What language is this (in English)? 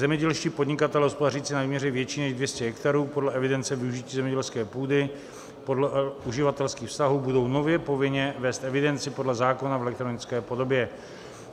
Czech